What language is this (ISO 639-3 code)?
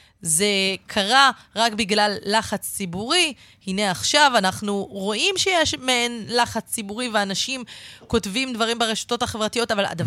heb